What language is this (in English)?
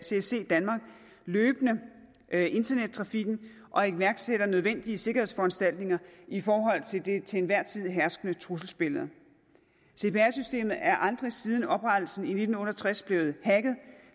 Danish